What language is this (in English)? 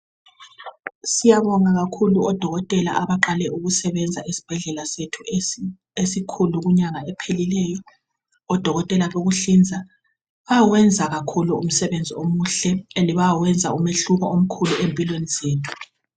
North Ndebele